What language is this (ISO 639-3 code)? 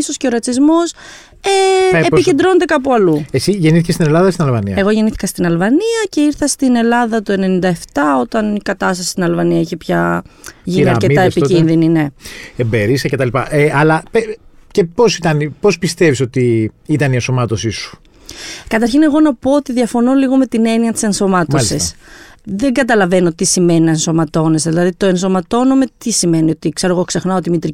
ell